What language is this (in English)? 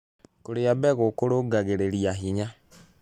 Kikuyu